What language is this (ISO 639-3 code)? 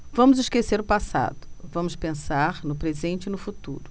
por